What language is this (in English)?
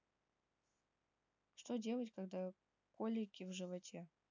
Russian